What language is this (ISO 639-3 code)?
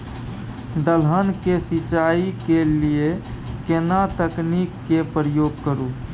mai